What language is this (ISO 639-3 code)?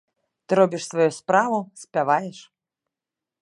bel